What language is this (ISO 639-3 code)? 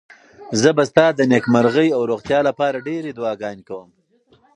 pus